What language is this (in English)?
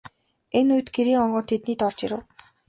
Mongolian